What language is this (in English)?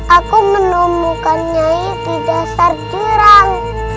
Indonesian